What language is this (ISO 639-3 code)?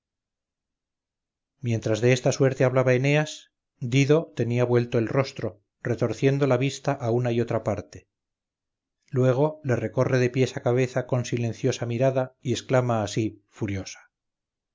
spa